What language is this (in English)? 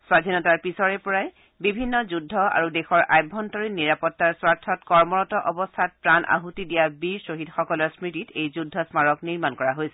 Assamese